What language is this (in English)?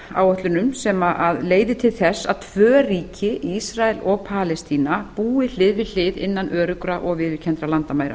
Icelandic